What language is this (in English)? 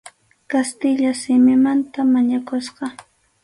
Arequipa-La Unión Quechua